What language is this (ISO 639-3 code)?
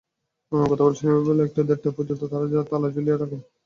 ben